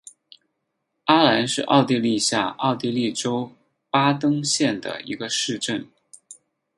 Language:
Chinese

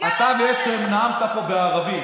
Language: Hebrew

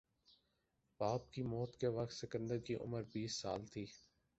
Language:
Urdu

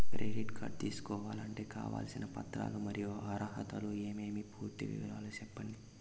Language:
Telugu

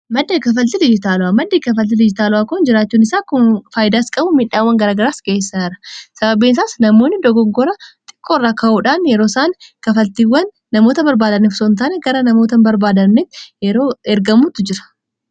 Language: Oromo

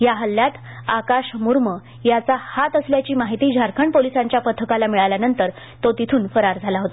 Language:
Marathi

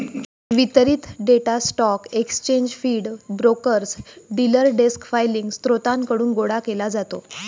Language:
Marathi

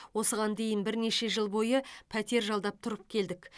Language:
Kazakh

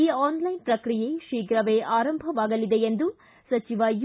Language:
Kannada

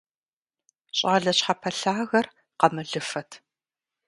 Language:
Kabardian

